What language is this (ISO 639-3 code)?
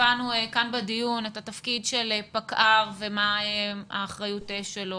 heb